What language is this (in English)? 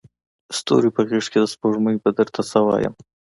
Pashto